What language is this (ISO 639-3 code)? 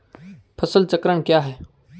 hin